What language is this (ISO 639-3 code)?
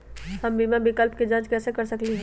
mag